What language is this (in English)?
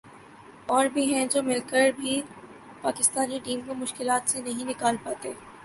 Urdu